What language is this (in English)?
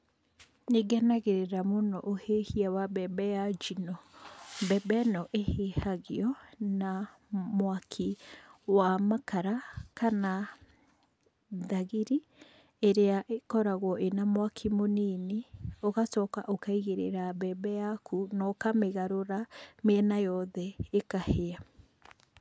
Kikuyu